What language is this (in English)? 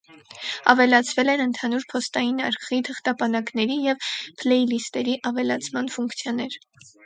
Armenian